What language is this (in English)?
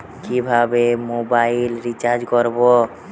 Bangla